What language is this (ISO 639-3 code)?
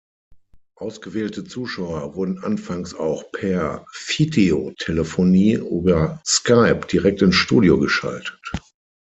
deu